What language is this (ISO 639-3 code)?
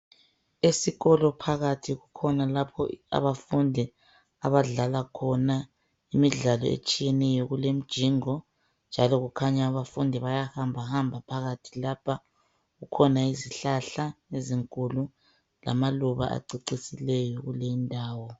nde